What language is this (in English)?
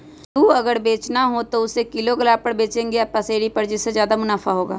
Magahi